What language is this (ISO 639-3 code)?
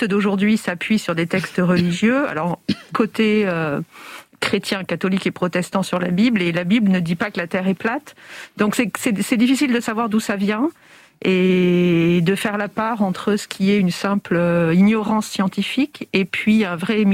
fra